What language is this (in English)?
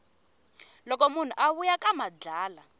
Tsonga